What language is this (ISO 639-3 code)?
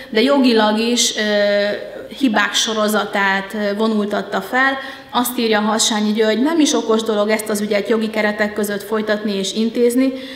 hun